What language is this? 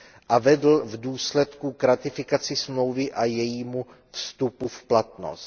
Czech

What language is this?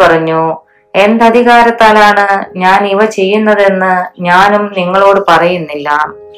Malayalam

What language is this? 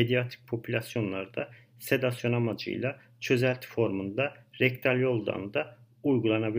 Turkish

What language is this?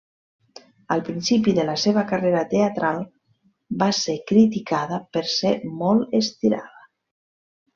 Catalan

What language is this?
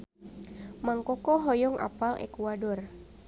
Sundanese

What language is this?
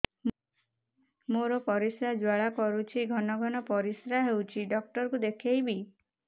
Odia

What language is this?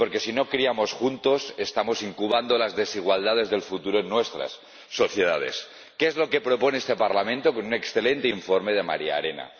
Spanish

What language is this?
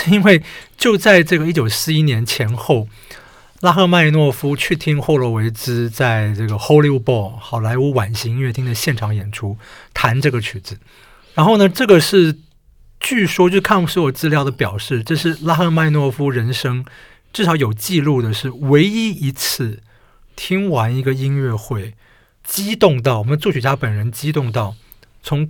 Chinese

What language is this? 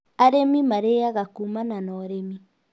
Kikuyu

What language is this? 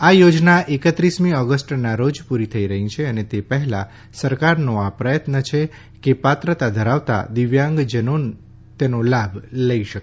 Gujarati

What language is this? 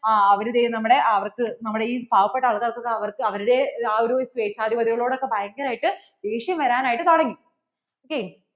Malayalam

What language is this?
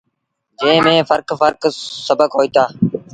Sindhi Bhil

